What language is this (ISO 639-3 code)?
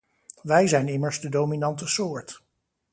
nld